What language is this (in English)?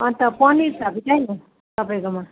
Nepali